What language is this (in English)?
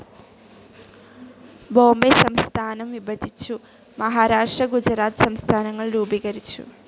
Malayalam